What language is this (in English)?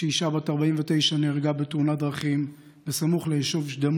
Hebrew